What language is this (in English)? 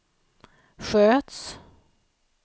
Swedish